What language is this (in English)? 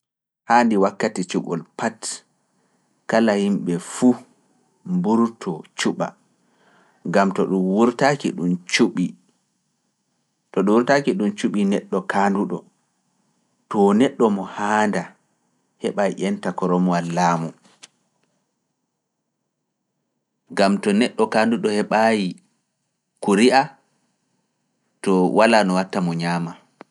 Fula